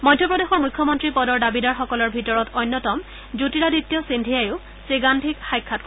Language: Assamese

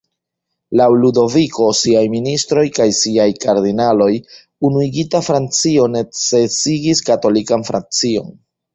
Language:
Esperanto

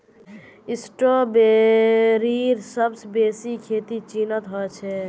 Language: Magahi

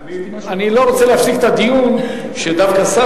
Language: Hebrew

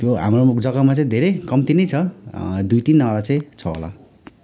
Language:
Nepali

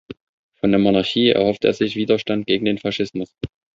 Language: German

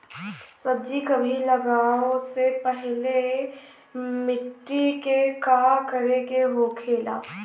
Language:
Bhojpuri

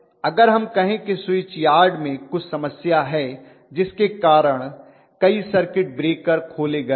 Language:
Hindi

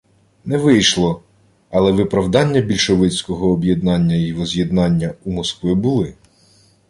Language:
Ukrainian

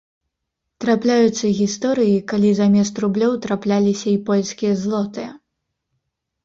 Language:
Belarusian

